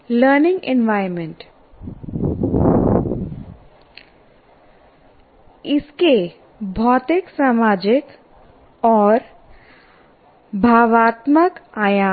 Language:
Hindi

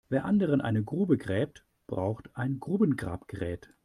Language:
German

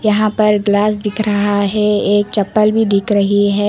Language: Hindi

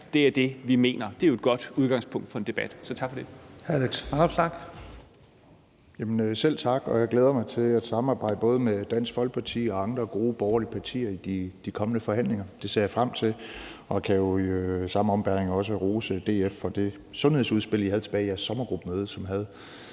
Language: Danish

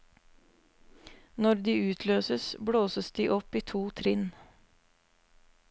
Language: Norwegian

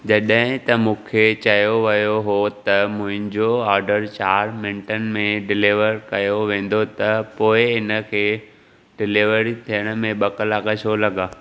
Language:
Sindhi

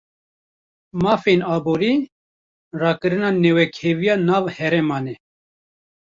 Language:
Kurdish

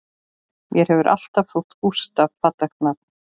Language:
Icelandic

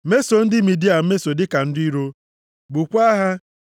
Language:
Igbo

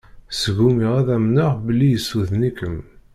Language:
Kabyle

